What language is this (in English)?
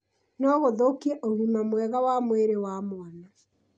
Kikuyu